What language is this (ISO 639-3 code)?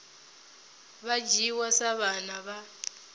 ven